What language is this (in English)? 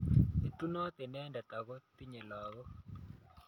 Kalenjin